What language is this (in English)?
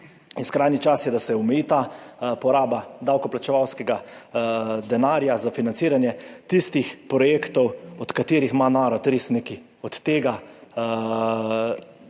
Slovenian